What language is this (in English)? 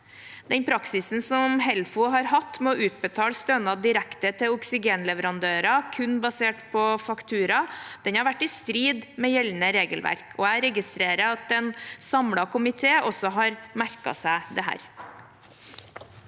Norwegian